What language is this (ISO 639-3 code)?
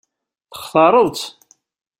kab